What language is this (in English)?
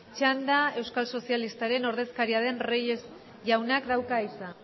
Basque